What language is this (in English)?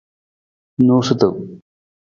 Nawdm